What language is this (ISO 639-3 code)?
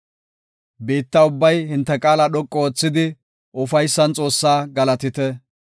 gof